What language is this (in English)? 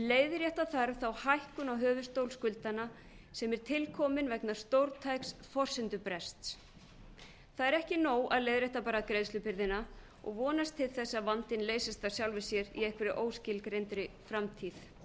Icelandic